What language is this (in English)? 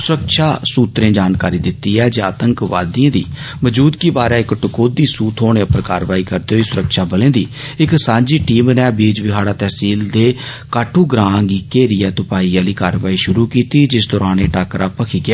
Dogri